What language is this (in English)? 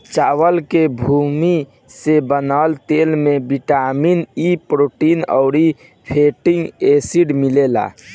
Bhojpuri